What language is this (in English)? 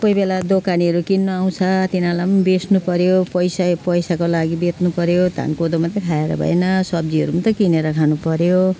Nepali